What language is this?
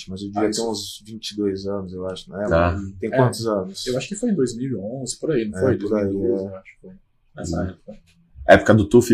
Portuguese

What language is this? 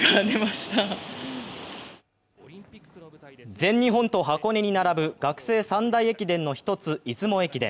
Japanese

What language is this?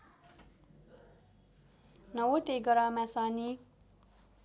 Nepali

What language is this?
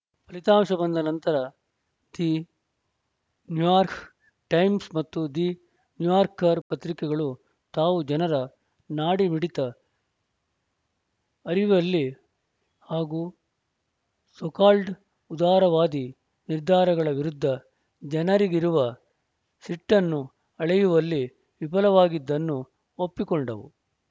Kannada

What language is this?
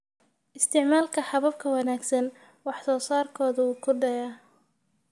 Somali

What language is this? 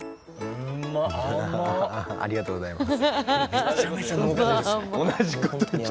Japanese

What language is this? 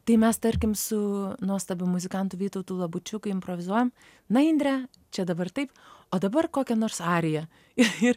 Lithuanian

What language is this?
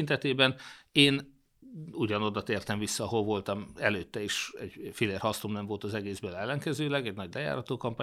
Hungarian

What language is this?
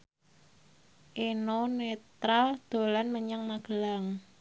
Javanese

